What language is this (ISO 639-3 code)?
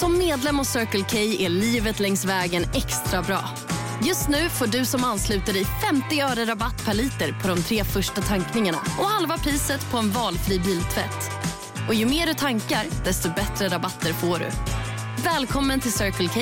swe